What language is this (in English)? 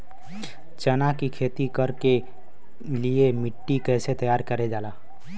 Bhojpuri